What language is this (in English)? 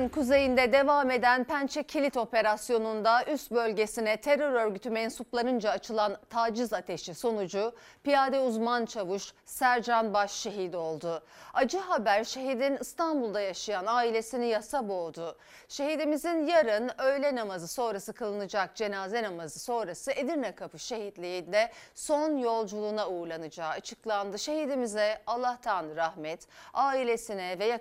Turkish